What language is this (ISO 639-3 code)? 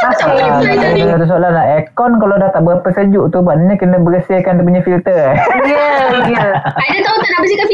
msa